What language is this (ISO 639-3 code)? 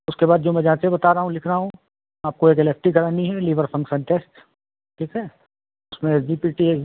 hin